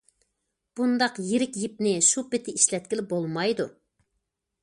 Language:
Uyghur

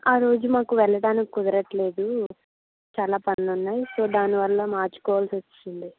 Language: Telugu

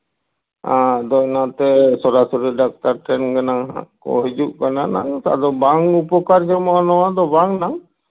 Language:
Santali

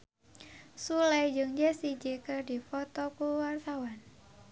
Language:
Sundanese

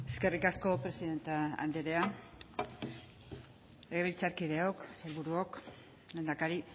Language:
Basque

